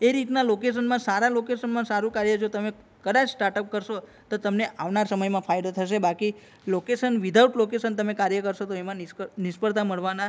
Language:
Gujarati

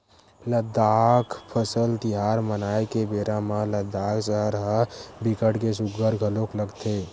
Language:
Chhattisgarhi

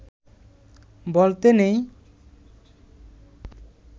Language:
Bangla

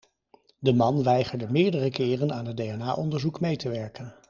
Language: Dutch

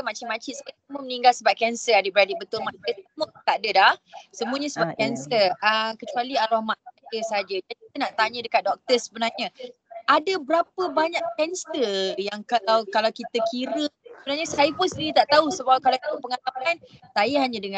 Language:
Malay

